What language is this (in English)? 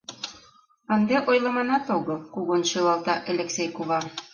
Mari